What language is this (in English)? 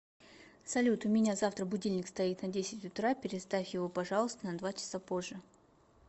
Russian